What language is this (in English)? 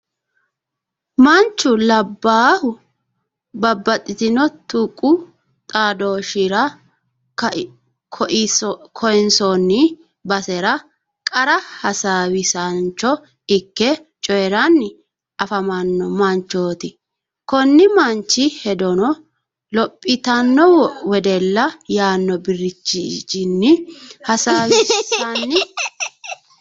Sidamo